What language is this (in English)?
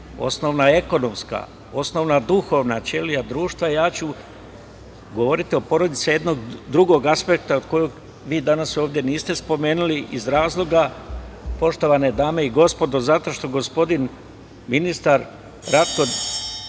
Serbian